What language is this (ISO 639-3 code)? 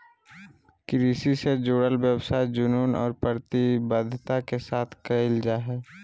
mag